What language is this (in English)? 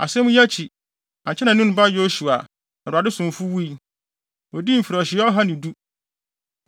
Akan